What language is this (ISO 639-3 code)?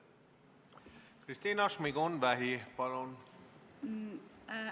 est